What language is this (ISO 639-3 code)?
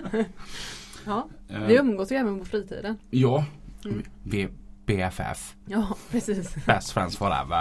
swe